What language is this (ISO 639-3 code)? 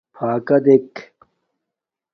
dmk